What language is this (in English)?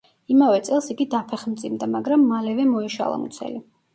Georgian